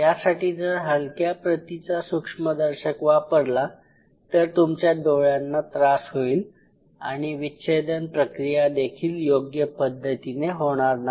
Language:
Marathi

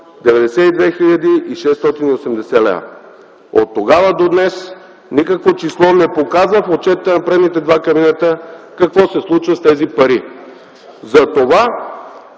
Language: Bulgarian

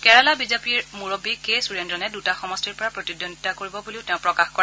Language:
Assamese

